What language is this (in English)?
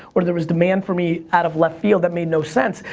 English